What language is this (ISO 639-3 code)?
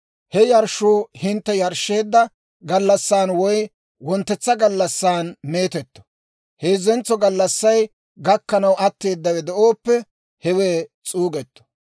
dwr